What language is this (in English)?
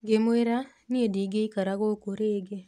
Kikuyu